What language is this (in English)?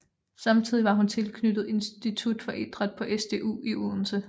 Danish